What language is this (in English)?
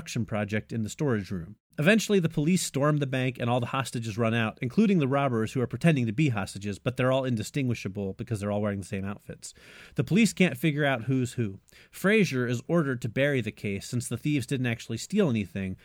English